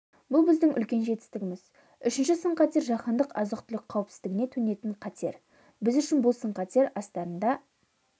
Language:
Kazakh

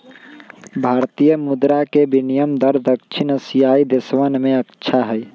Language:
Magahi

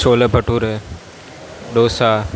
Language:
Gujarati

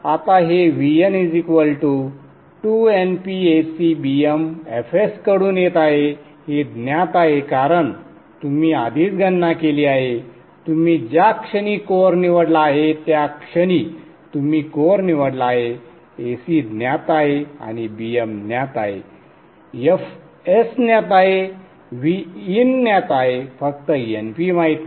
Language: Marathi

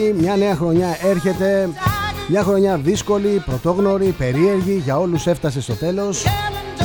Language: Greek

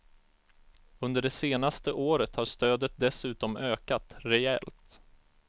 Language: Swedish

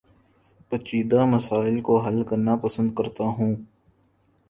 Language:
Urdu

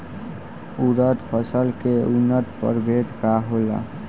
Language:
Bhojpuri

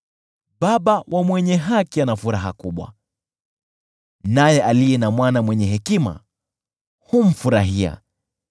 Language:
Swahili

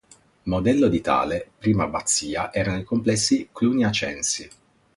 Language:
Italian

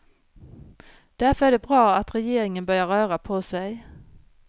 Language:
Swedish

